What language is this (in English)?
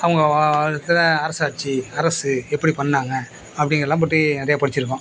Tamil